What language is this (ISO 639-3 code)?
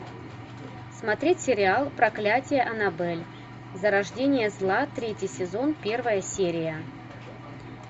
rus